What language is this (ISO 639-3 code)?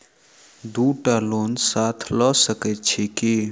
mai